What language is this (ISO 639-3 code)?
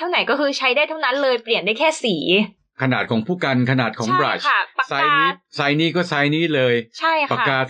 tha